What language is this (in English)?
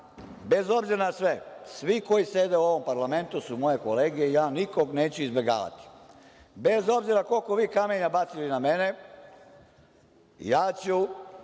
Serbian